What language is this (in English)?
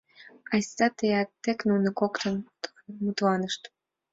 Mari